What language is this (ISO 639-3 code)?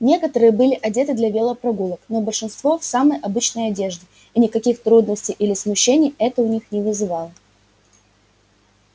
rus